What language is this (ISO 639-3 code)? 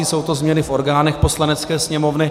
ces